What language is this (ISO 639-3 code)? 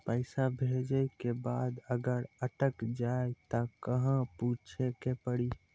mai